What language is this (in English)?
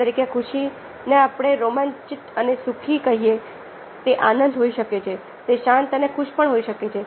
Gujarati